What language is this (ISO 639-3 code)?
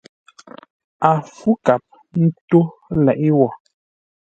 nla